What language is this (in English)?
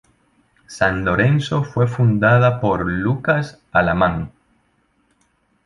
Spanish